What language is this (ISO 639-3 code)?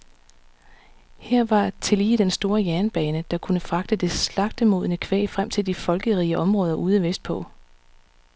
dan